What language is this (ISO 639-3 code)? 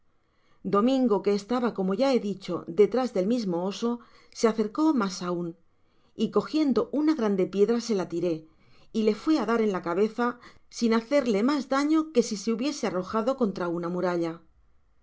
spa